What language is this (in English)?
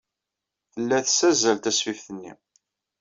Kabyle